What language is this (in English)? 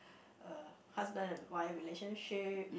English